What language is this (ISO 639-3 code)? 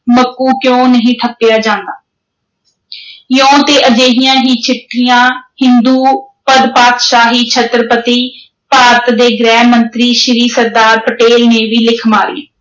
pan